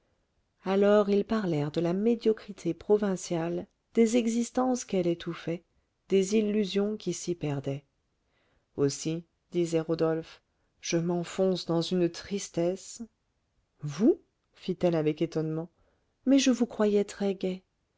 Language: French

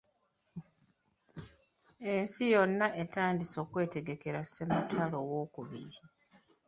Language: Ganda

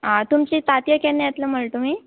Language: Konkani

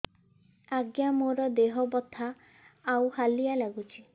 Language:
Odia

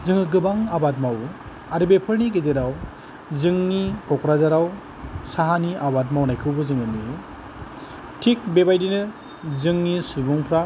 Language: Bodo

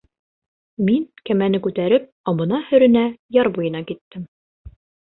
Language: Bashkir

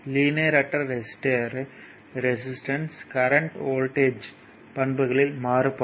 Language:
Tamil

